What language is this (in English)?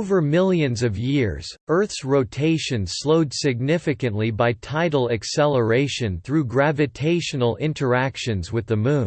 English